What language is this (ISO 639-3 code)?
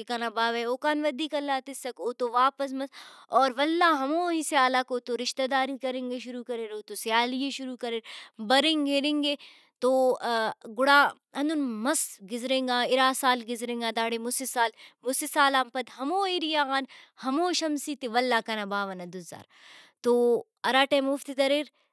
brh